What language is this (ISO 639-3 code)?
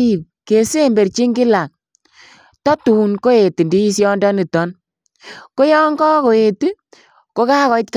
kln